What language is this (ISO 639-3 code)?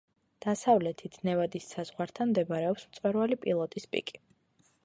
kat